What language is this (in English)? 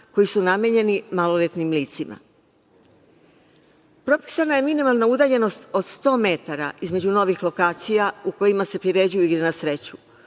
Serbian